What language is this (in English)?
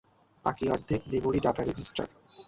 Bangla